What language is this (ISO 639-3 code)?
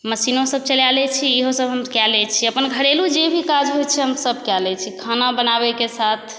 mai